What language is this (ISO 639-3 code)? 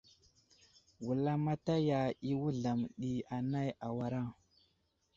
udl